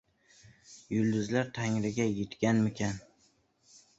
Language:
Uzbek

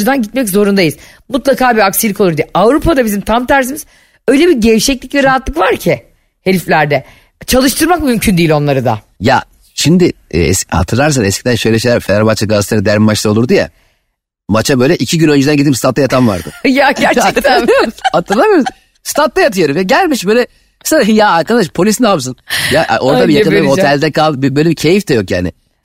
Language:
Turkish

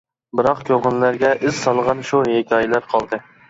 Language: Uyghur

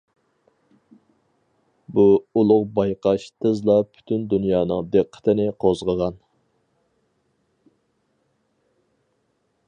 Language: Uyghur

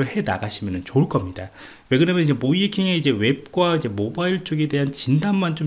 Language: Korean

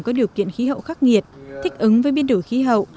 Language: Vietnamese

